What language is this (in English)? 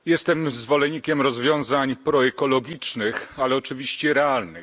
Polish